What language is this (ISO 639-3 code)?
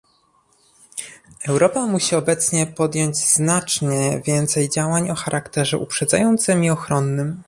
pol